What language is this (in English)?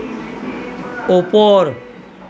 Assamese